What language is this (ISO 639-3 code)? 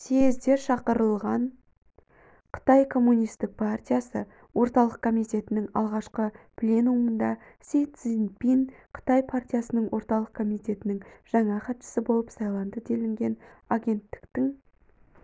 kaz